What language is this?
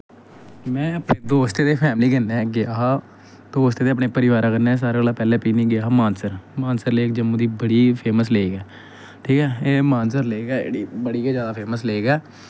Dogri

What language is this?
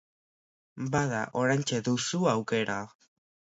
Basque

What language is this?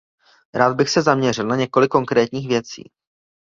Czech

